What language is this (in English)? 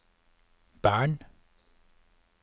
Norwegian